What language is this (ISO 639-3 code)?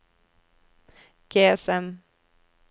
nor